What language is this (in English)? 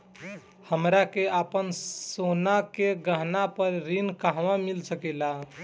Bhojpuri